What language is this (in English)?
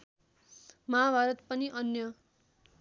Nepali